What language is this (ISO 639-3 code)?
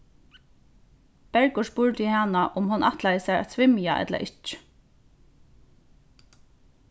fao